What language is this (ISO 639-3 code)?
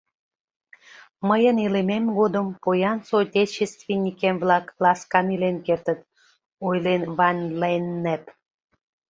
chm